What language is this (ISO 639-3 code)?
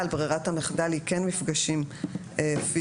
heb